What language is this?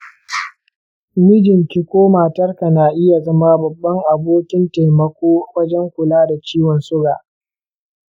Hausa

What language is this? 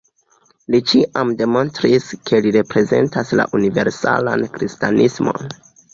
Esperanto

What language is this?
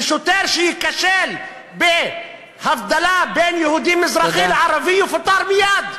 Hebrew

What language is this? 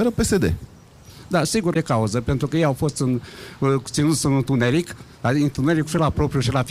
Romanian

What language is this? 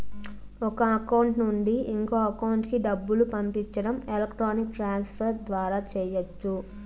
Telugu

